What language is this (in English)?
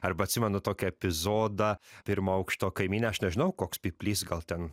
Lithuanian